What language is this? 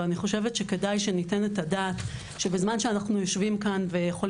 Hebrew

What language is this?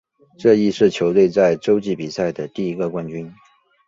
Chinese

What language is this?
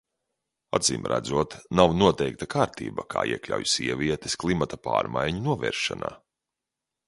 Latvian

